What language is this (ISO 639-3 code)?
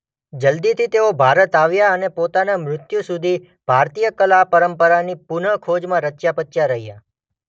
guj